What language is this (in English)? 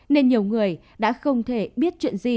Vietnamese